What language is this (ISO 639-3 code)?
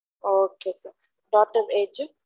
tam